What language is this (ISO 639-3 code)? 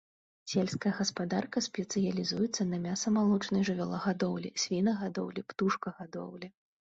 bel